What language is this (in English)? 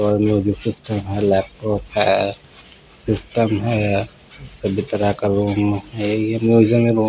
Hindi